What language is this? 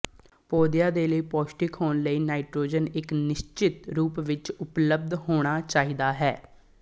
Punjabi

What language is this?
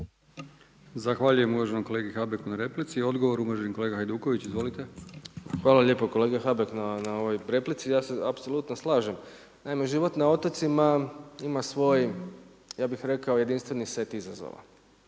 Croatian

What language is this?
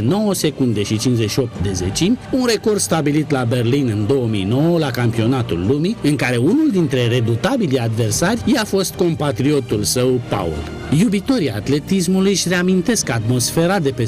Romanian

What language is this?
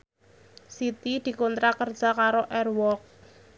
Javanese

